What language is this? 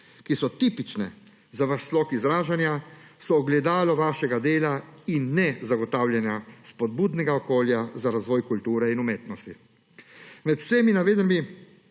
Slovenian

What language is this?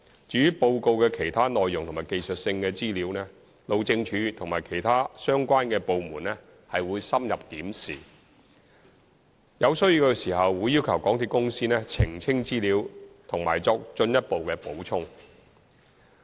Cantonese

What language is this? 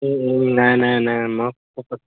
Assamese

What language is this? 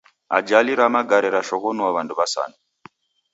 Taita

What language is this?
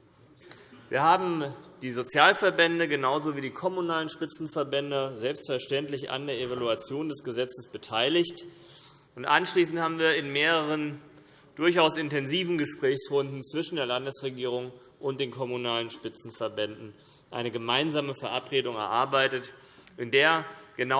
German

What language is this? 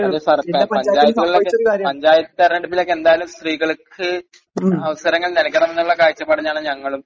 Malayalam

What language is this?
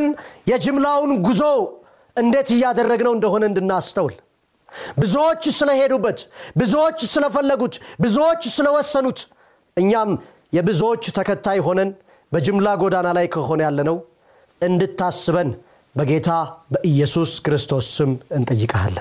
Amharic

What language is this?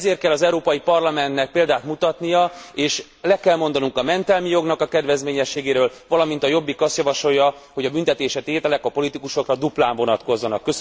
Hungarian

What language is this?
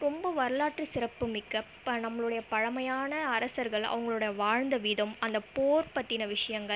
Tamil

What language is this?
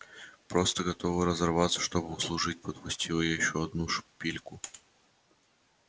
Russian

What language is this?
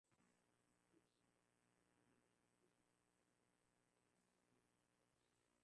Swahili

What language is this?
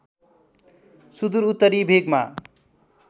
Nepali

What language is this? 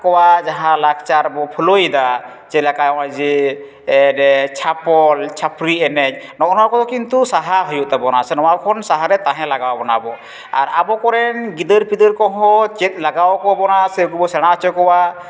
Santali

